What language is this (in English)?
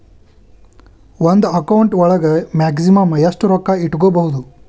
Kannada